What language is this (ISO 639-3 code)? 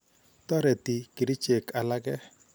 kln